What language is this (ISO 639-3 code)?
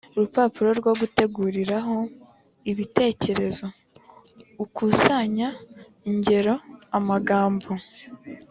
kin